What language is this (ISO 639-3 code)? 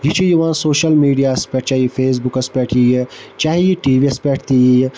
kas